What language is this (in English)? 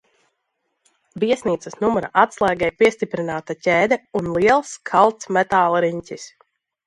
Latvian